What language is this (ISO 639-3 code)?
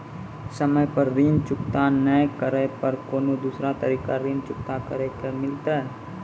mai